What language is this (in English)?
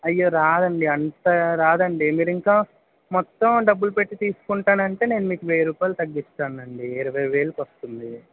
Telugu